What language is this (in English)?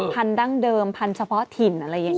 Thai